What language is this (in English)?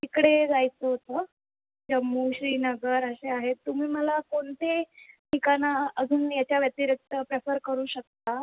Marathi